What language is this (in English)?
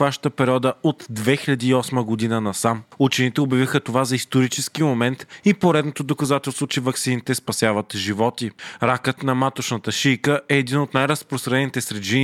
Bulgarian